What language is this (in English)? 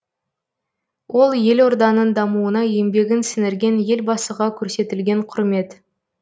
Kazakh